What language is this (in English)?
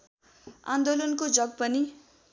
Nepali